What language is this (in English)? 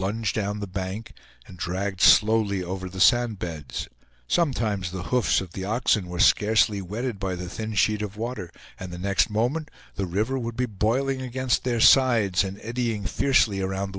English